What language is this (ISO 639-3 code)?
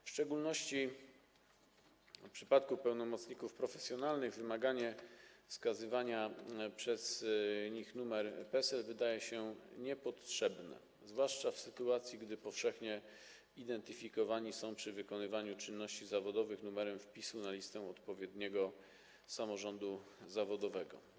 pol